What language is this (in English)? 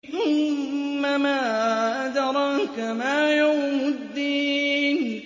Arabic